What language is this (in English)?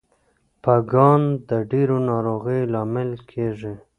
Pashto